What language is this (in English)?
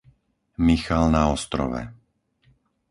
Slovak